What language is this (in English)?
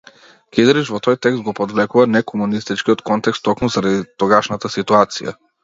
Macedonian